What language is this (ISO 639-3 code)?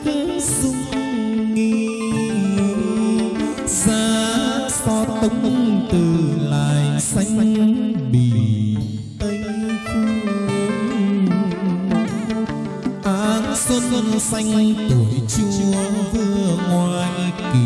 vie